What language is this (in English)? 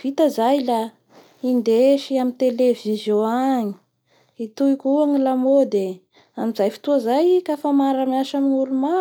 Bara Malagasy